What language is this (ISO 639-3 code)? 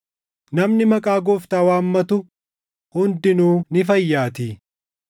orm